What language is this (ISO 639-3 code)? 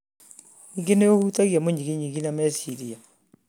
kik